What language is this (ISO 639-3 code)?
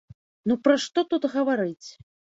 bel